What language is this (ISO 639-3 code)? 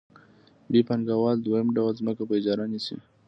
pus